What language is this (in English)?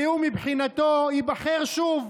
Hebrew